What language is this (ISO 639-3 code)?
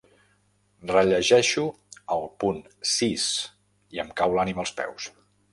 cat